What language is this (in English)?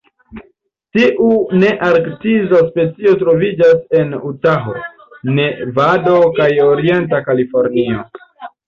Esperanto